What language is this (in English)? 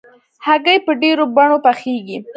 Pashto